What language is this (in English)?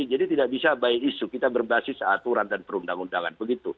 Indonesian